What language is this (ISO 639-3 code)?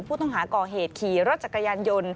tha